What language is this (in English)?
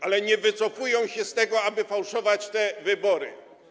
Polish